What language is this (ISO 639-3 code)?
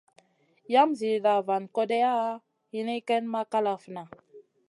mcn